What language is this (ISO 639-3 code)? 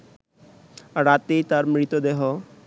ben